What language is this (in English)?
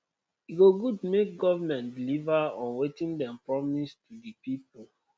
Nigerian Pidgin